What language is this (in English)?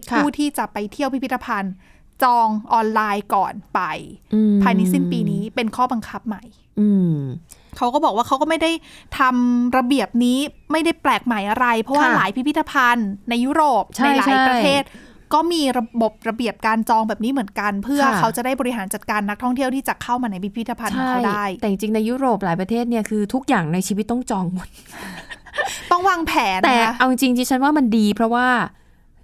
Thai